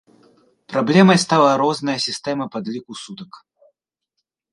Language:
Belarusian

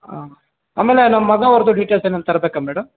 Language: Kannada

